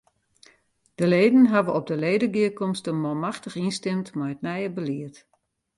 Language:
Western Frisian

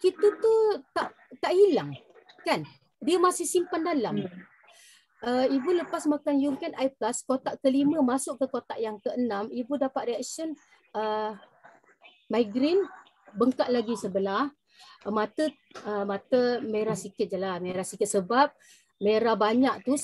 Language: Malay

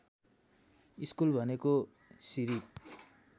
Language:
Nepali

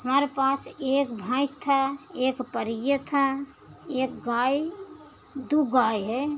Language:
Hindi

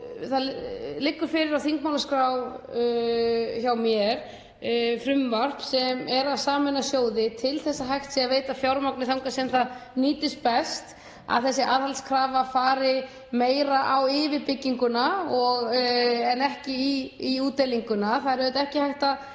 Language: Icelandic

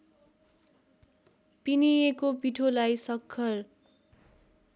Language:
Nepali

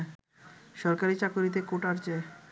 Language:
Bangla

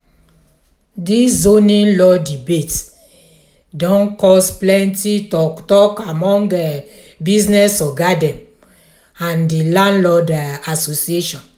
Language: Nigerian Pidgin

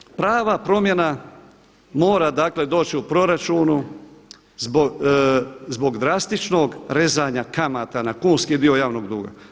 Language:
Croatian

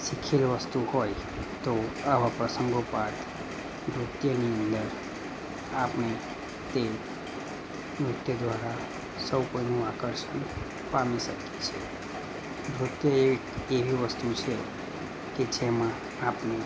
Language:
Gujarati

